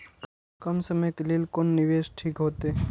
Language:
Maithili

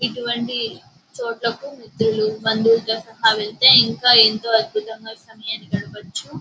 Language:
Telugu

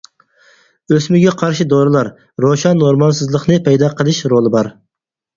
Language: Uyghur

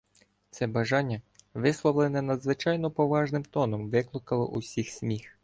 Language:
Ukrainian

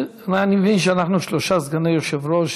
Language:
Hebrew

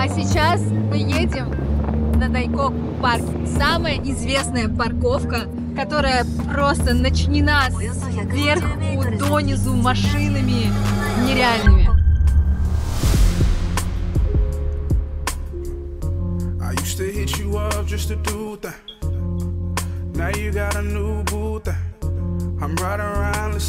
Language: Russian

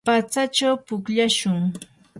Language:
Yanahuanca Pasco Quechua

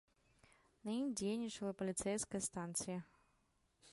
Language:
Belarusian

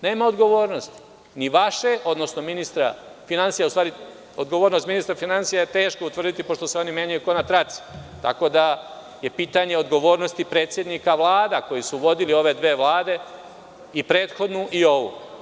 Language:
Serbian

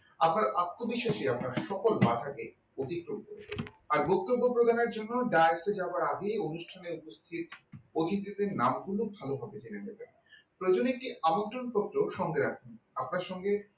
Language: Bangla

